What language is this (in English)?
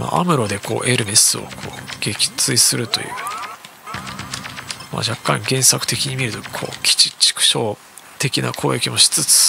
Japanese